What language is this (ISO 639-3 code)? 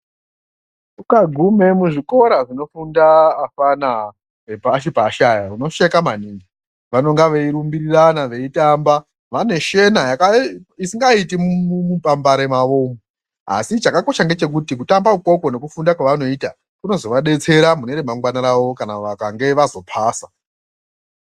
ndc